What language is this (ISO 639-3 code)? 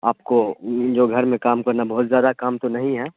urd